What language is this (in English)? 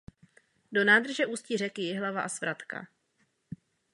Czech